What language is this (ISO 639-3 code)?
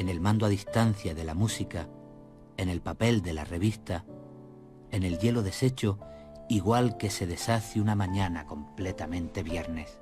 spa